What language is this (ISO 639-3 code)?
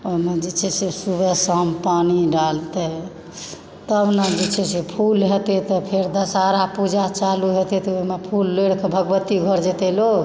mai